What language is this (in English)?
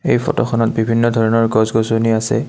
Assamese